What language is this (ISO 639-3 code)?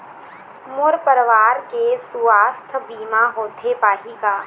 hne